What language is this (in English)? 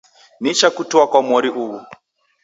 Taita